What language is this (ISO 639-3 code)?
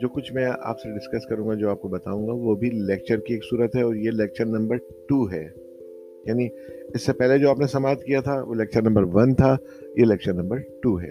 urd